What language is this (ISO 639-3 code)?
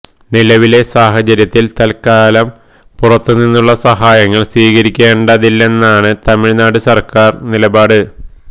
mal